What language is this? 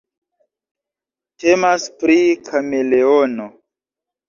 Esperanto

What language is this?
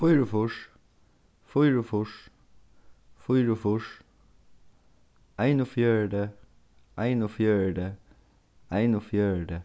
Faroese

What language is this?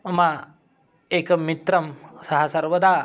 Sanskrit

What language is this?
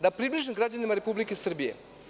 Serbian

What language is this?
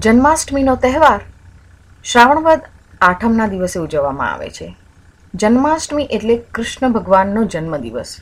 Gujarati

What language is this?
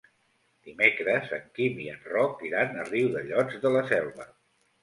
Catalan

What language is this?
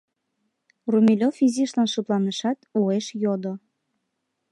Mari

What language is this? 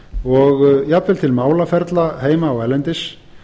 Icelandic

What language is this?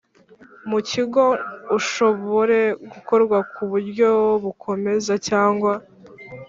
Kinyarwanda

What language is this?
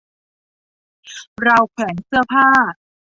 Thai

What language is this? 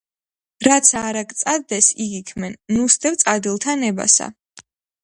Georgian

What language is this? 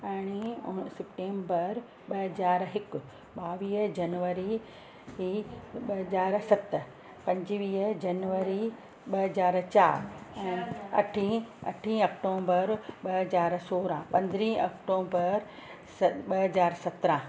Sindhi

